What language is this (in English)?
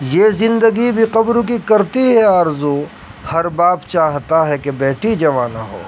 Urdu